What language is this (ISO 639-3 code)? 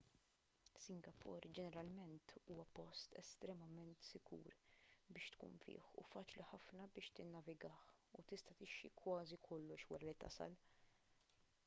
mlt